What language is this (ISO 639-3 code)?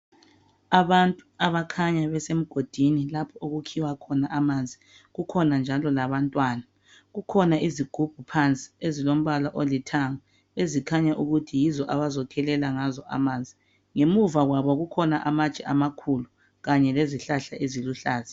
nde